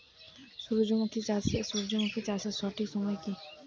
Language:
Bangla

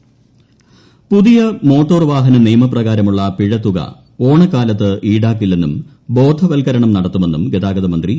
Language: Malayalam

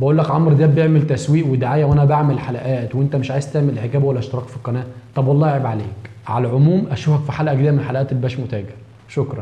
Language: Arabic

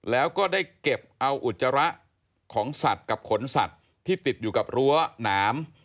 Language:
Thai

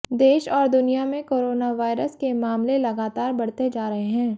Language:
Hindi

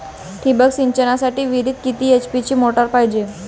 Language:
Marathi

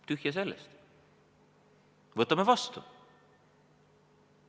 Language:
Estonian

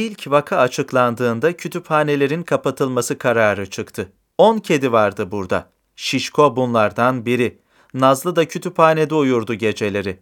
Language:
Turkish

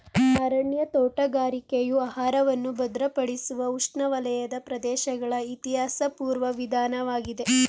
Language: Kannada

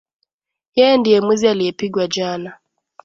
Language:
Swahili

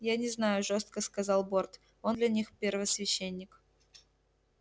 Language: Russian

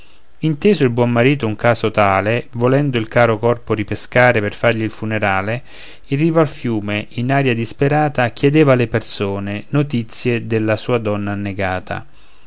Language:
Italian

